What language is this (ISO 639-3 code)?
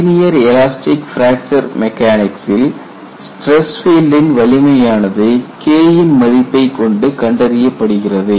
tam